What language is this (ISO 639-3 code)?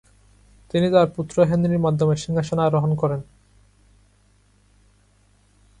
ben